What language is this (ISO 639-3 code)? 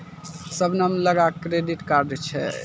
mai